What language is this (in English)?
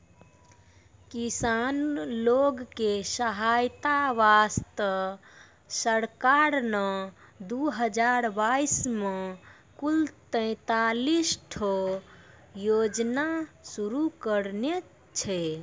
Maithili